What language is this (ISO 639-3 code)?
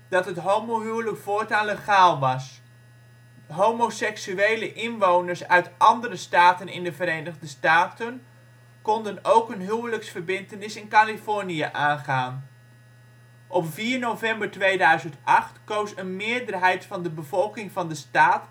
nld